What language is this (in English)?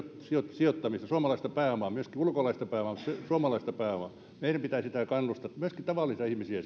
Finnish